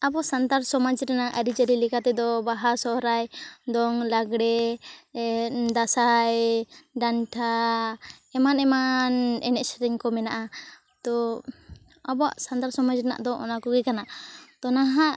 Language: Santali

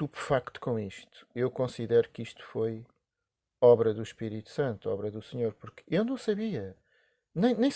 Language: Portuguese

